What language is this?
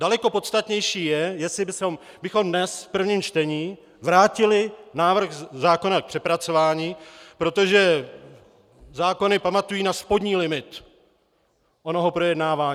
Czech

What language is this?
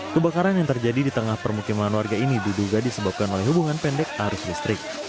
Indonesian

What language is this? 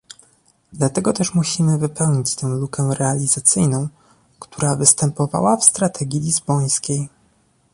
Polish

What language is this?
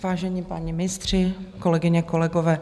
Czech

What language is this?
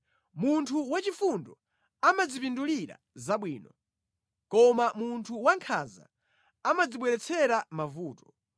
Nyanja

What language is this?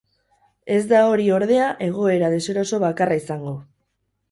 Basque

